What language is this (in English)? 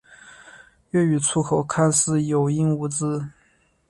Chinese